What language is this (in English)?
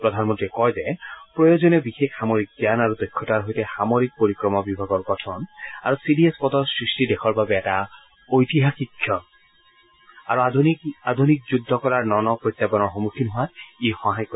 Assamese